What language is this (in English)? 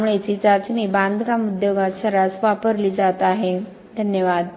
Marathi